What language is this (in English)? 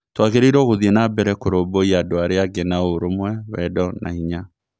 Kikuyu